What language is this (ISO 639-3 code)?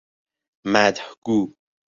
fas